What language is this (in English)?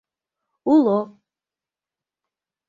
Mari